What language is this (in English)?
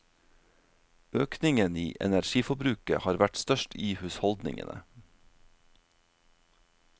Norwegian